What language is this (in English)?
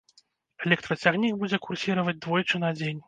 Belarusian